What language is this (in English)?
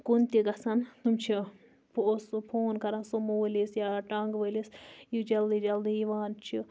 Kashmiri